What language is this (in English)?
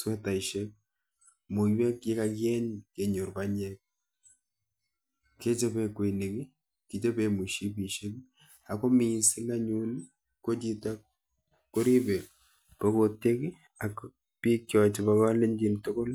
Kalenjin